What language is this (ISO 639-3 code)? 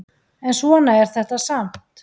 isl